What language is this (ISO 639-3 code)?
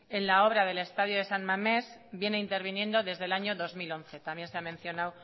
spa